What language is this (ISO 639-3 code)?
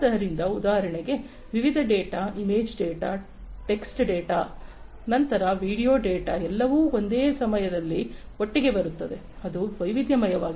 kan